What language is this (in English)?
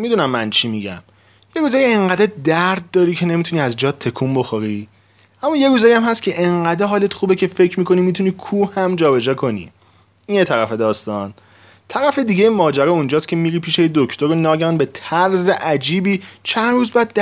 Persian